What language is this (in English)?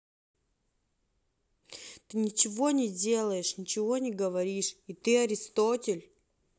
Russian